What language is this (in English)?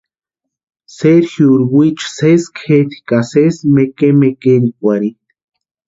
Western Highland Purepecha